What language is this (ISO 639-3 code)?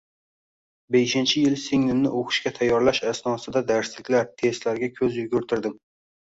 uzb